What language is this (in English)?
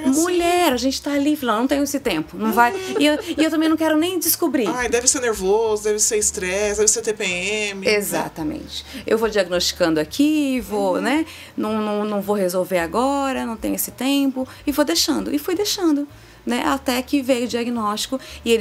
Portuguese